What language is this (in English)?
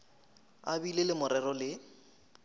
Northern Sotho